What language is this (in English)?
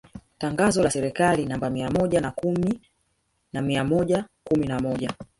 Swahili